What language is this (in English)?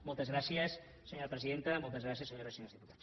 Catalan